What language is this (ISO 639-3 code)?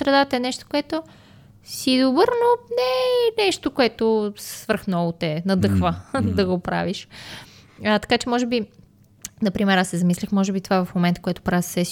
bul